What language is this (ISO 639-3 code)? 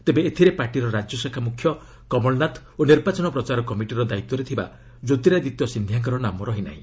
ori